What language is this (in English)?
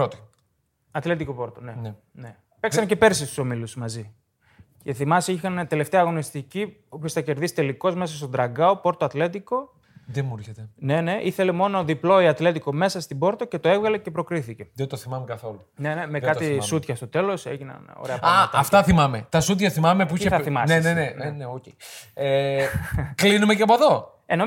Greek